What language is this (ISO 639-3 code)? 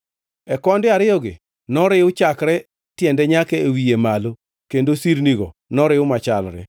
luo